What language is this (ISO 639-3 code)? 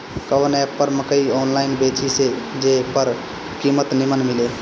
bho